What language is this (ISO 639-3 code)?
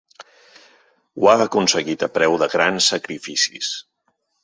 cat